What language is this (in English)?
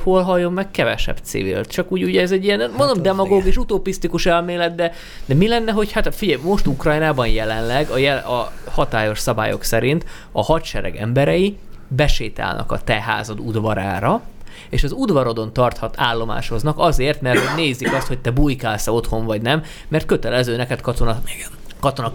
Hungarian